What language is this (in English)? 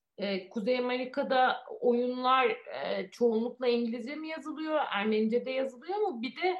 Turkish